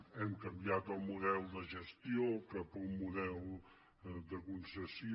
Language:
Catalan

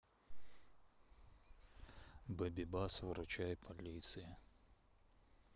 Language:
Russian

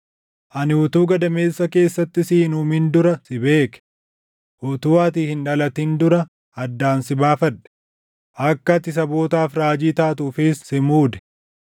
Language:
Oromo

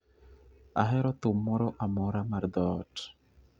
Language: Luo (Kenya and Tanzania)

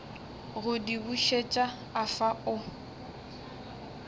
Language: Northern Sotho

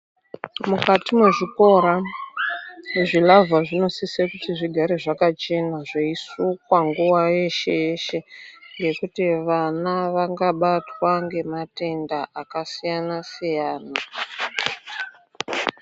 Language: Ndau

